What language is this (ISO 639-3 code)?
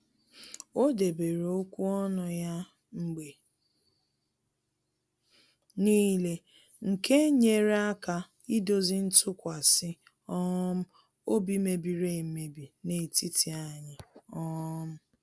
ibo